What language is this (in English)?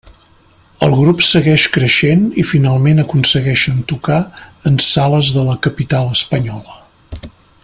Catalan